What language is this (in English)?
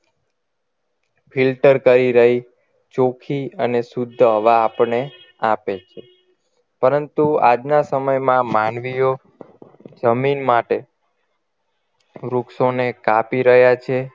Gujarati